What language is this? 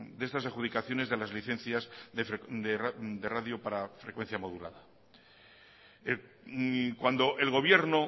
Spanish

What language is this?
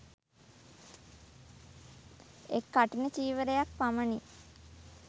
Sinhala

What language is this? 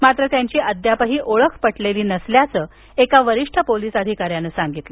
Marathi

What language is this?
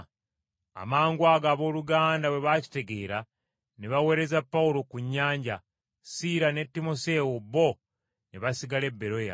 Ganda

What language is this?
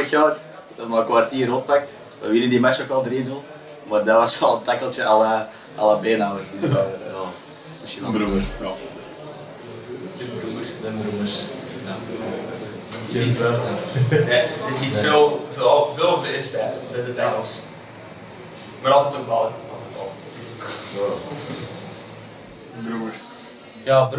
Dutch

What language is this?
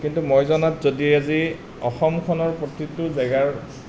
Assamese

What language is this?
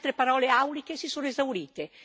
Italian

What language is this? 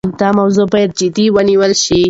Pashto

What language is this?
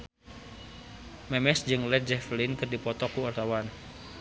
Sundanese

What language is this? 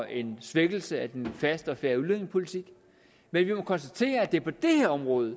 Danish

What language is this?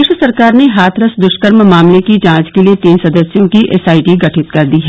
Hindi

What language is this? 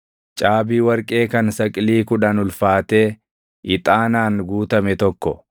Oromo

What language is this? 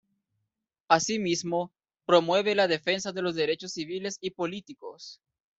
Spanish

